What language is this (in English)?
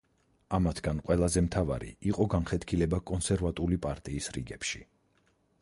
Georgian